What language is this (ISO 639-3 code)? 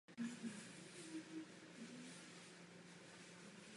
ces